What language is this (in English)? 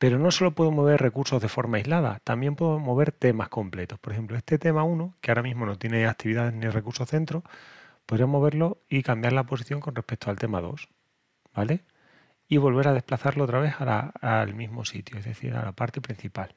Spanish